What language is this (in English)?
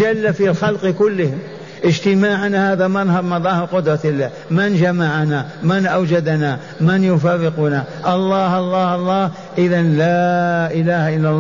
Arabic